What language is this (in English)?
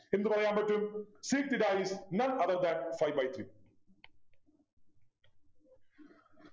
Malayalam